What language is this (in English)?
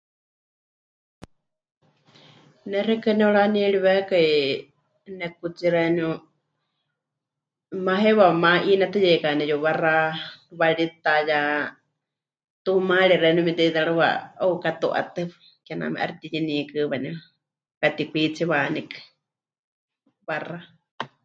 Huichol